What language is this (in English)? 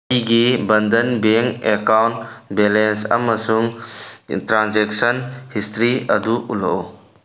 Manipuri